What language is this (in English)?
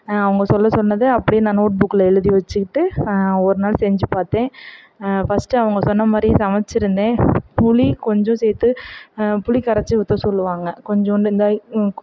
Tamil